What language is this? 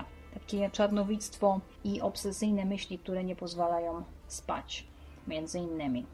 Polish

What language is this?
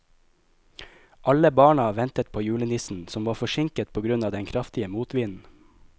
Norwegian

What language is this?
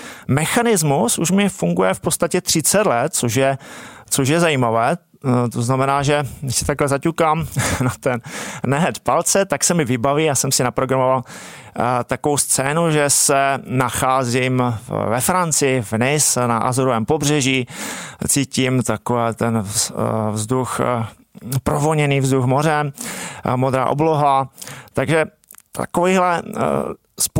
Czech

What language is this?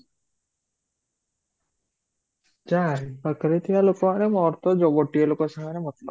Odia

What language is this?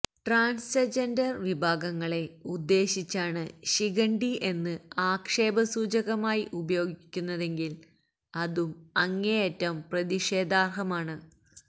Malayalam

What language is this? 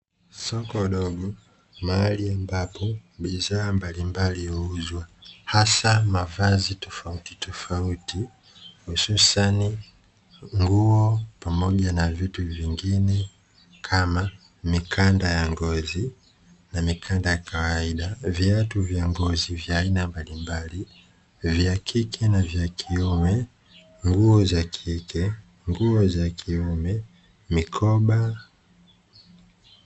Swahili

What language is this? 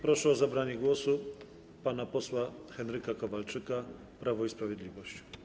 Polish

